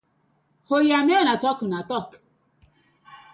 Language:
Nigerian Pidgin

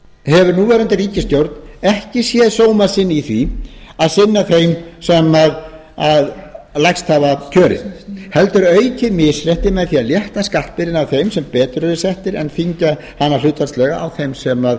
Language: Icelandic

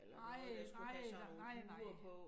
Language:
Danish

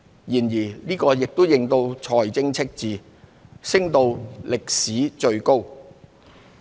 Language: Cantonese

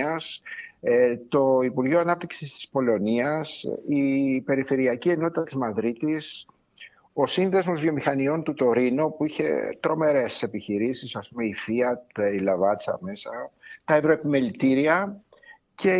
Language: Greek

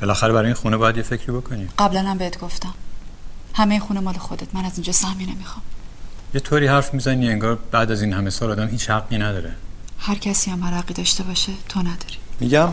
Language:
Persian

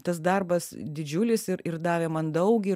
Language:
Lithuanian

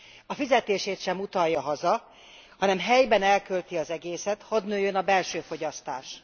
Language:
Hungarian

